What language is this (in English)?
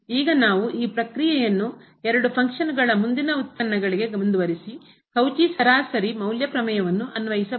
Kannada